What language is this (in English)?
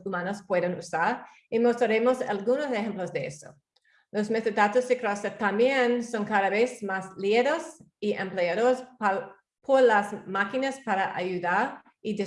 Spanish